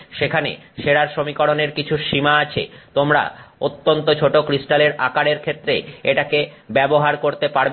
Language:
Bangla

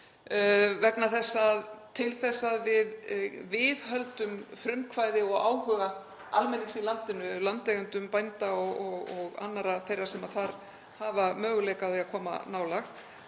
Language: Icelandic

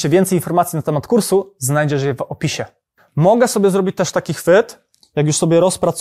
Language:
Polish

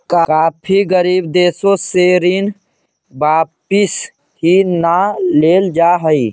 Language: Magahi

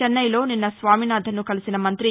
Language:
Telugu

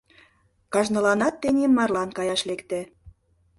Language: Mari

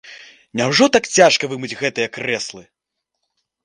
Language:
Belarusian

